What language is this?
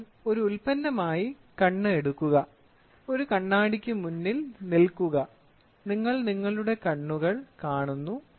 Malayalam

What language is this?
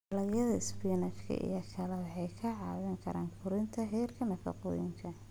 Somali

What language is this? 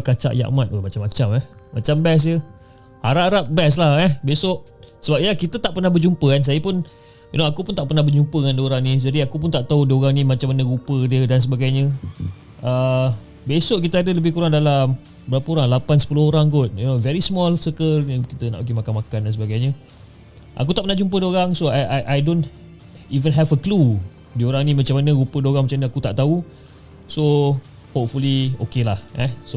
Malay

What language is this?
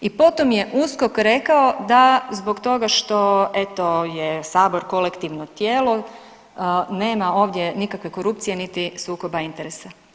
Croatian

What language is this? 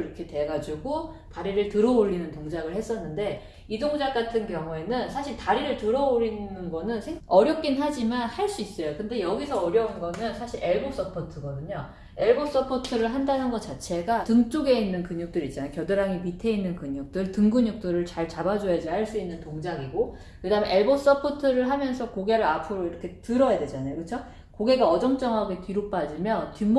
Korean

